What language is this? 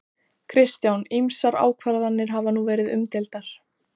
Icelandic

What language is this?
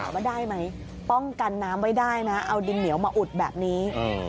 Thai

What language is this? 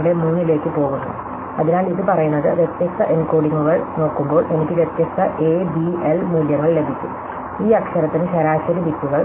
Malayalam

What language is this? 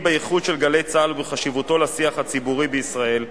Hebrew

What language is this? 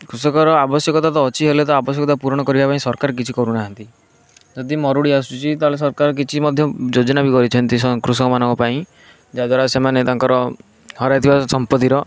Odia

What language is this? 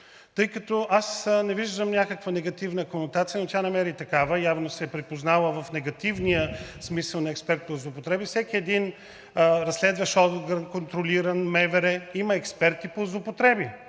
Bulgarian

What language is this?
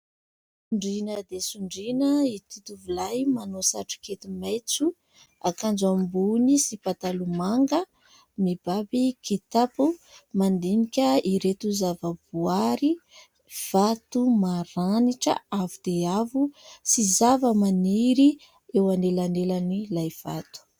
Malagasy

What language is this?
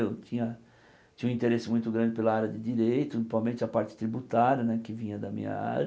Portuguese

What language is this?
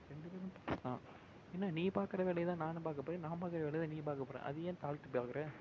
Tamil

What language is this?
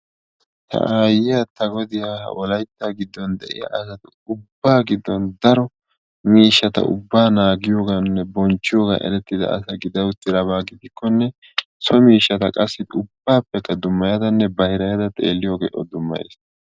Wolaytta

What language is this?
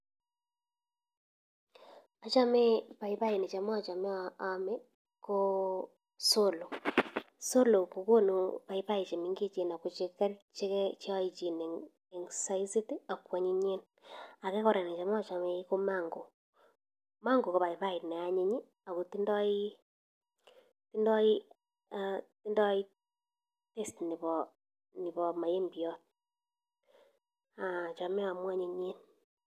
Kalenjin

